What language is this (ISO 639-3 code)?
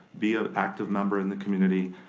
eng